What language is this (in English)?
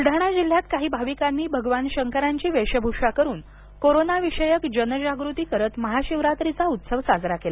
Marathi